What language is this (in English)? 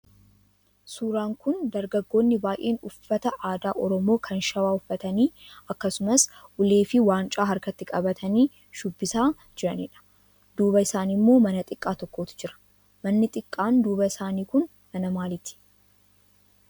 Oromo